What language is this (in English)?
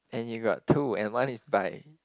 English